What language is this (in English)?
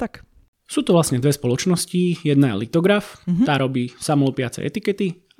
Slovak